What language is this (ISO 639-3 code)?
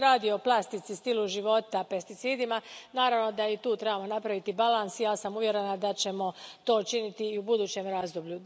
hrv